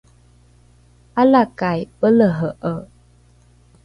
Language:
Rukai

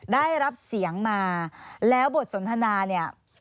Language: Thai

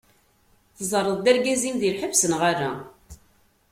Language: Kabyle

